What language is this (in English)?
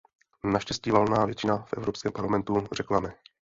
Czech